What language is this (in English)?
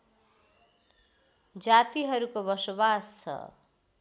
Nepali